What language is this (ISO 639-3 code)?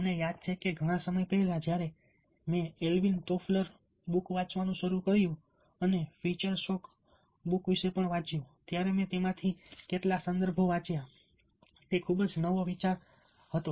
guj